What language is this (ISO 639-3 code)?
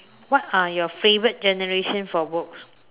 eng